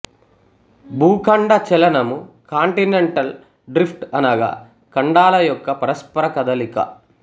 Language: Telugu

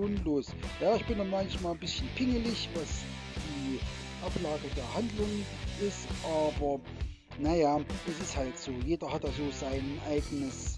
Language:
German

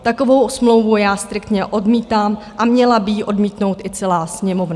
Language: Czech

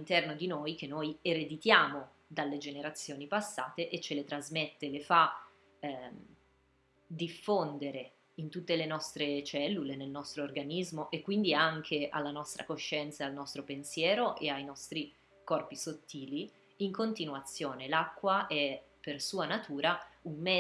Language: Italian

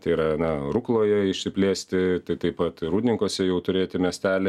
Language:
Lithuanian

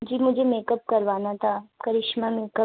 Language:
Urdu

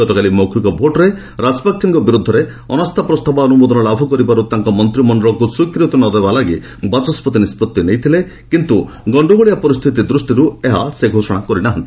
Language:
Odia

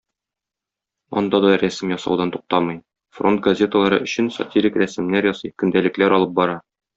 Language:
Tatar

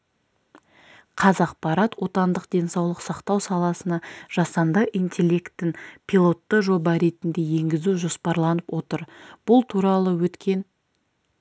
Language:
Kazakh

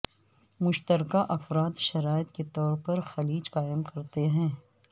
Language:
Urdu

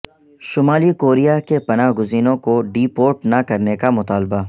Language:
Urdu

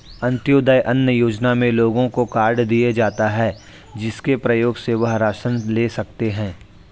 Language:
Hindi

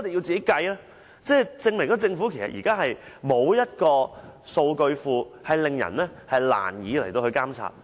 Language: Cantonese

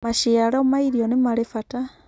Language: Kikuyu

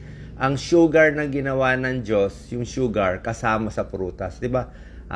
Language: Filipino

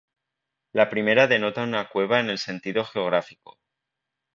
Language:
Spanish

